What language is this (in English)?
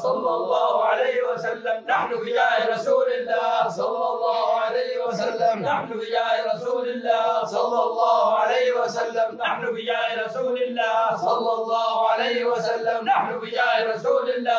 Arabic